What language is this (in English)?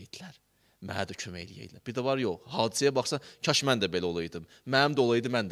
Turkish